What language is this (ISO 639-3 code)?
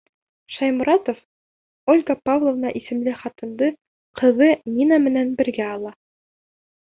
bak